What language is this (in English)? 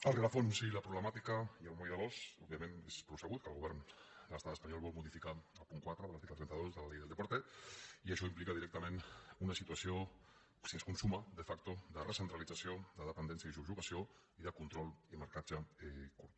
Catalan